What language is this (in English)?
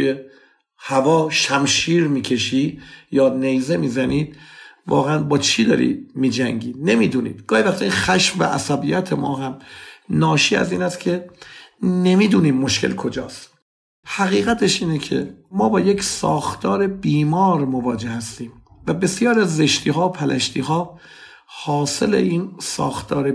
Persian